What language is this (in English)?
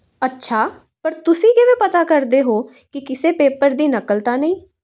Punjabi